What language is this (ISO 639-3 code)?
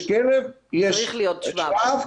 heb